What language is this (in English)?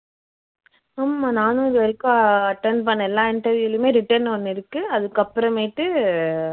Tamil